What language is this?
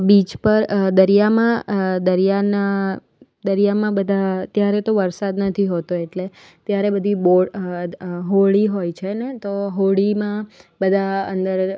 Gujarati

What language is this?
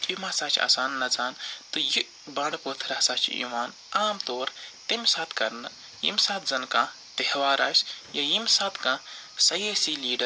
Kashmiri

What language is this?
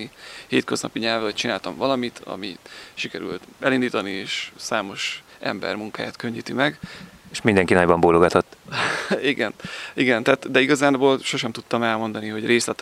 Hungarian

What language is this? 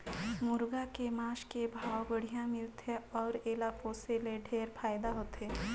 Chhattisgarhi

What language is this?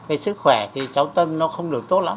Vietnamese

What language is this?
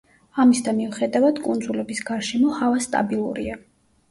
Georgian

